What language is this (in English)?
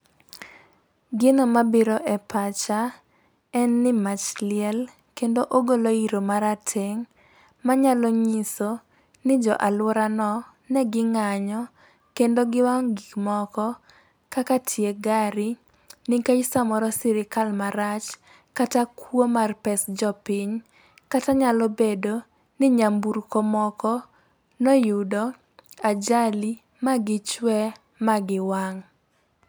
Luo (Kenya and Tanzania)